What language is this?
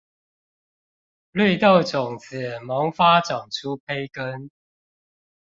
Chinese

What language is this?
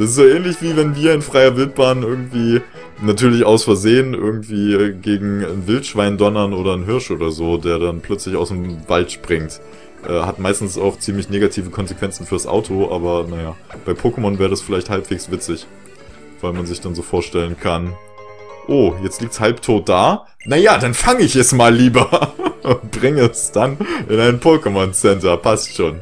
German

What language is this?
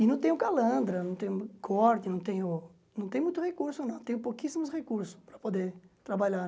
Portuguese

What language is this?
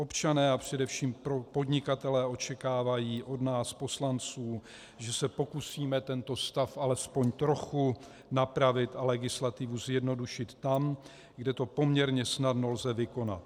Czech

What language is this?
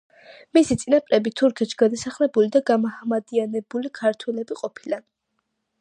Georgian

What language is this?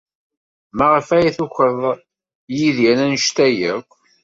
Kabyle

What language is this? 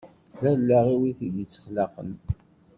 Kabyle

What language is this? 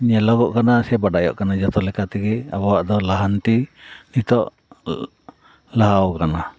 Santali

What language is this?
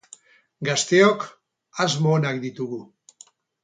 Basque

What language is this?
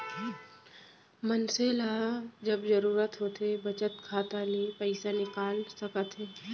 Chhattisgarhi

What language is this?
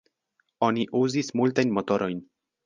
Esperanto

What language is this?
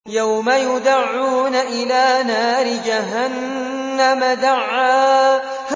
Arabic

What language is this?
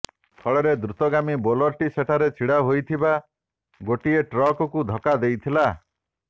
Odia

